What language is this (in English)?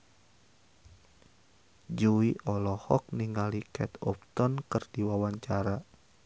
Sundanese